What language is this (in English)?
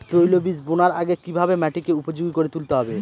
Bangla